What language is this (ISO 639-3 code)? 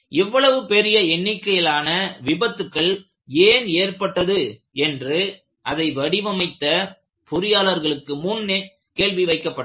tam